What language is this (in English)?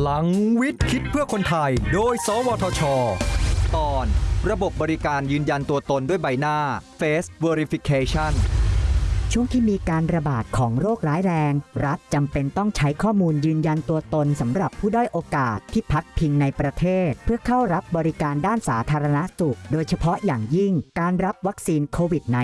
Thai